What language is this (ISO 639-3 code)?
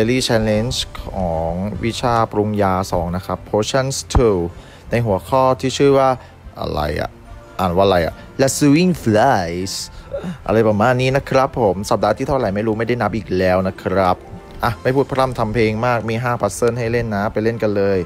tha